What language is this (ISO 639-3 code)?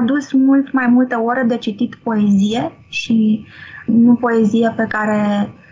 ron